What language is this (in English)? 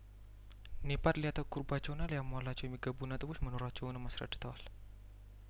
Amharic